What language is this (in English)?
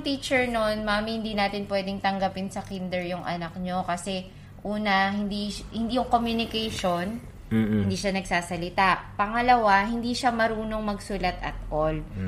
Filipino